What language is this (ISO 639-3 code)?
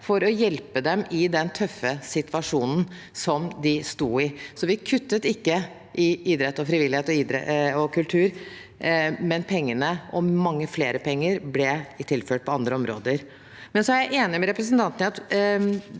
nor